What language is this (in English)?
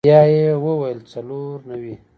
Pashto